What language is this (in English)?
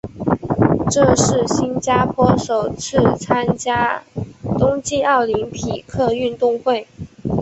Chinese